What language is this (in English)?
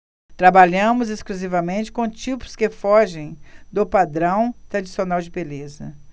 Portuguese